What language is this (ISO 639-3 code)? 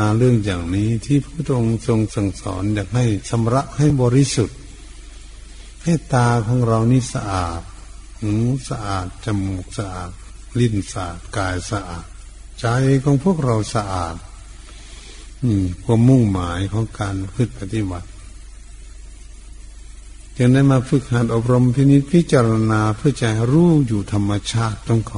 tha